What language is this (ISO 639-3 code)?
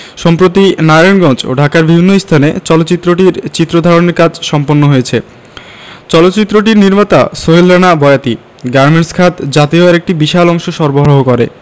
ben